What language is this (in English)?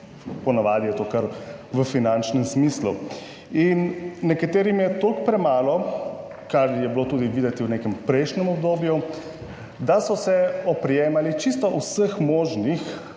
Slovenian